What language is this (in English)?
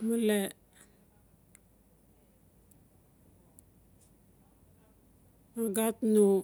Notsi